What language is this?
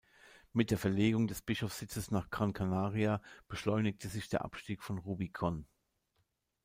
German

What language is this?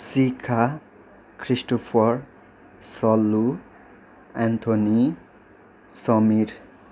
Nepali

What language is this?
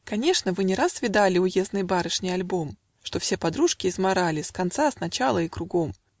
Russian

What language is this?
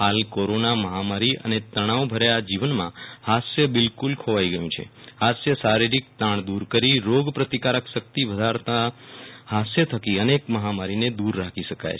Gujarati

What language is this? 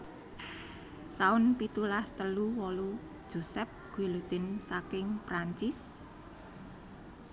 Javanese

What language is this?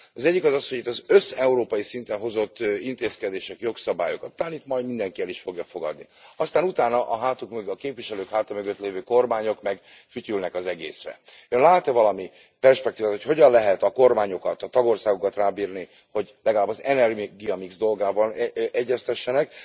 Hungarian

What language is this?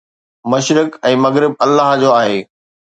Sindhi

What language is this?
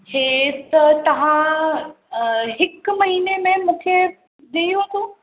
Sindhi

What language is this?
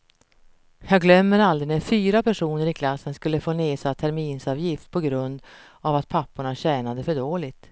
Swedish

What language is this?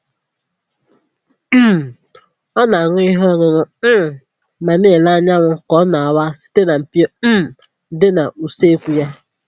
Igbo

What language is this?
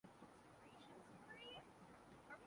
Urdu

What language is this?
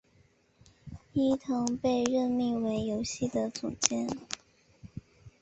Chinese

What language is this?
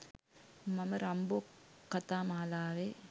Sinhala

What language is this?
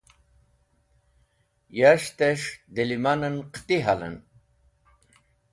Wakhi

